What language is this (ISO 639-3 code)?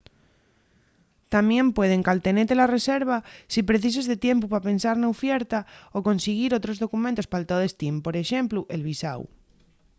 ast